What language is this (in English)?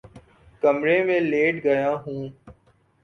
Urdu